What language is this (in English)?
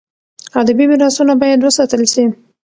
Pashto